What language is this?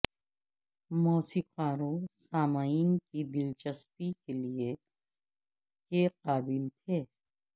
Urdu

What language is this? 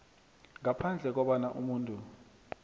South Ndebele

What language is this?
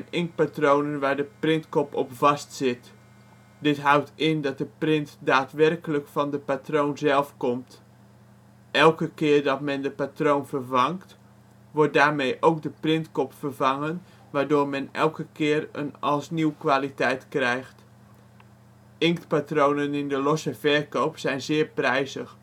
Dutch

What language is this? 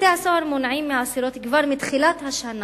Hebrew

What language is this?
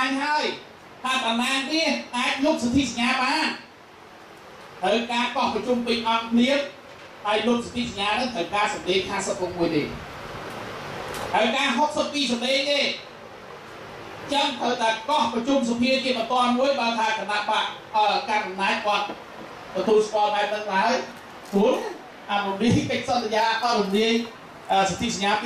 Thai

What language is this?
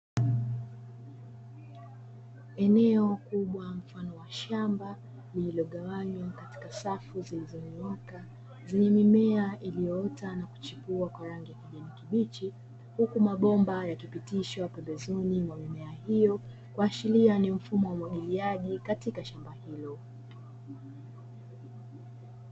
Swahili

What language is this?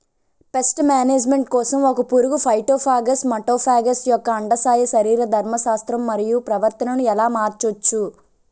Telugu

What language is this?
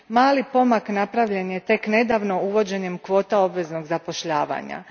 Croatian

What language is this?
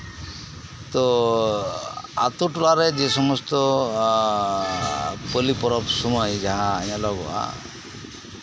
Santali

